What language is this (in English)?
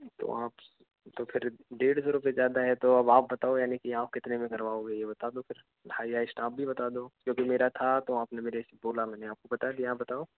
Hindi